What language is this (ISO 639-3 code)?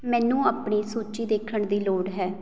pan